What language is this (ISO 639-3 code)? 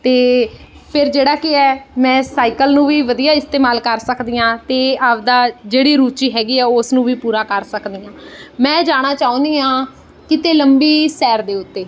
pan